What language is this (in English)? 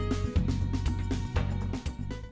Vietnamese